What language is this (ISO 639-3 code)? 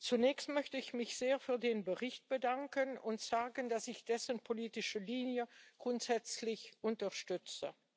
deu